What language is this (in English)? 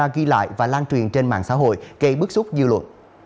Vietnamese